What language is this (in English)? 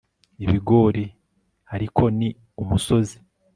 Kinyarwanda